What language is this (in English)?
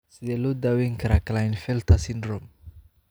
Somali